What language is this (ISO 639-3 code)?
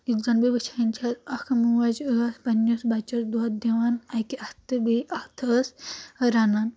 kas